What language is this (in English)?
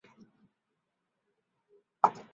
Chinese